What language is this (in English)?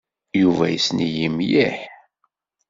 Kabyle